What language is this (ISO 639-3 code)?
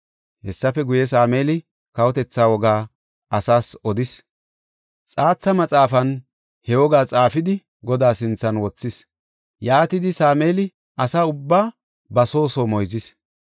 gof